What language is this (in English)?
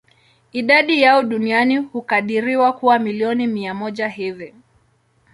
Swahili